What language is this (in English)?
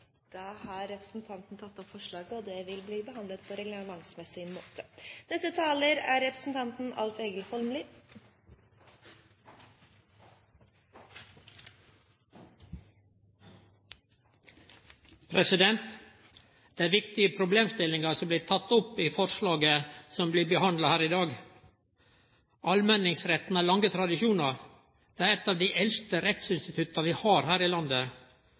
Norwegian